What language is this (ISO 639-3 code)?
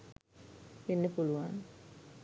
sin